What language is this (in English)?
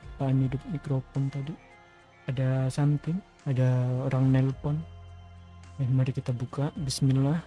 Indonesian